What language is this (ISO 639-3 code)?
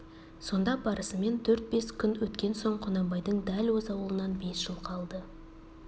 kaz